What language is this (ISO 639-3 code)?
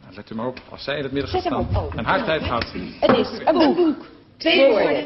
nld